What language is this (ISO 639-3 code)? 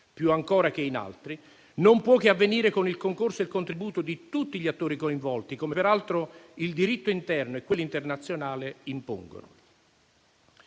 ita